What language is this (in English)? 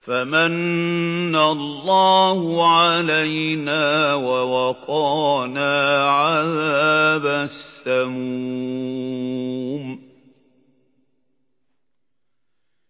Arabic